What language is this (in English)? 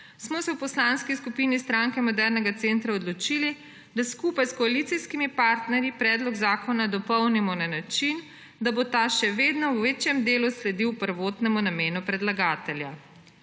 Slovenian